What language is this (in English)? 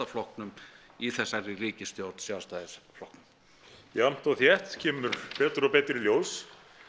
Icelandic